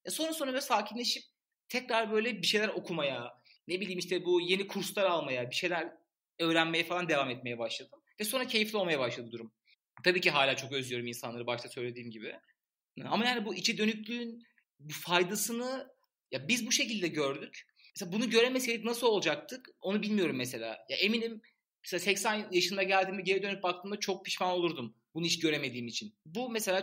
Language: Turkish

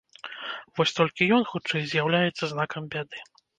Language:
Belarusian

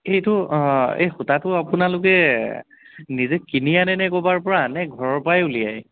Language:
Assamese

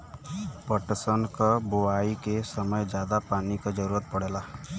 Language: Bhojpuri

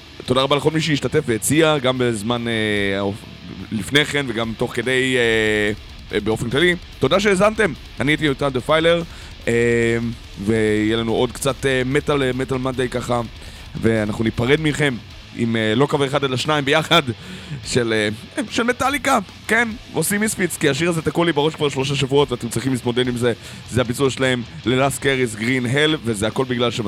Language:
Hebrew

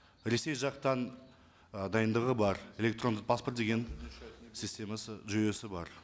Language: Kazakh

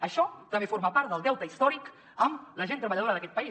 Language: Catalan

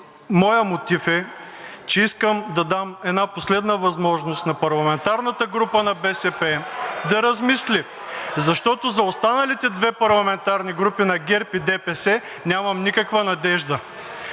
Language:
Bulgarian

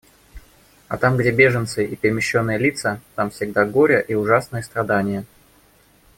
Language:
Russian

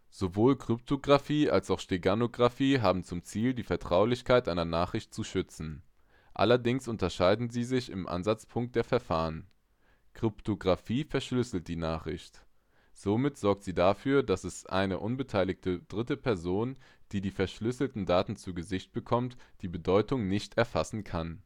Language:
German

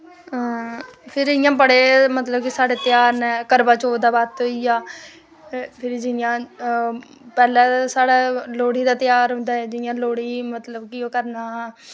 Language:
Dogri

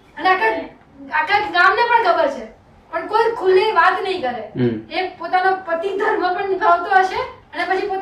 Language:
Gujarati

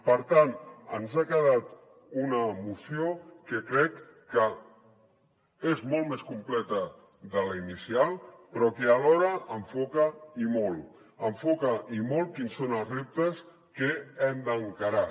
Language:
Catalan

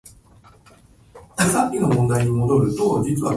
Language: Japanese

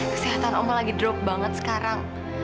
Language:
Indonesian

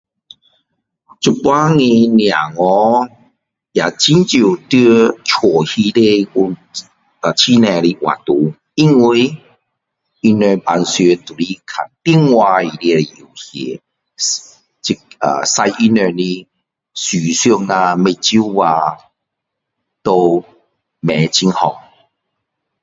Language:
Min Dong Chinese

